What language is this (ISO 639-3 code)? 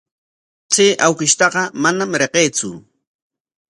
qwa